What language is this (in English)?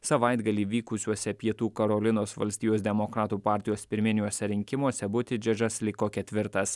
Lithuanian